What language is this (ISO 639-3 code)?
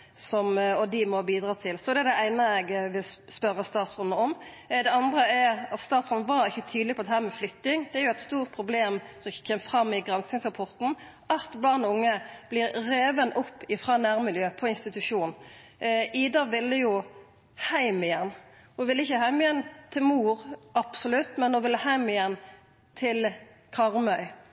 nno